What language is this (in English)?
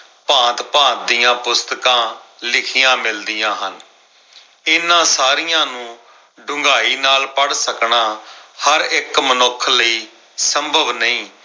Punjabi